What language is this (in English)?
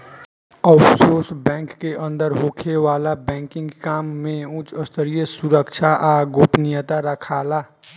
Bhojpuri